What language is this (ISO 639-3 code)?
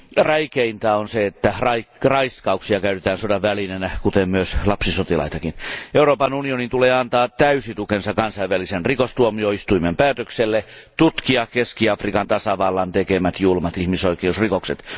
fin